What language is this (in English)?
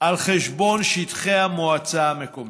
Hebrew